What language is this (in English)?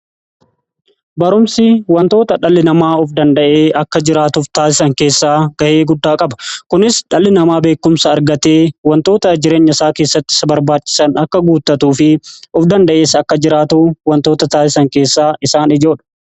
Oromo